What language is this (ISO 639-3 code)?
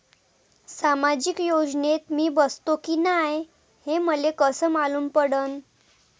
mar